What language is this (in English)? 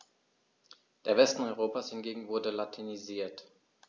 German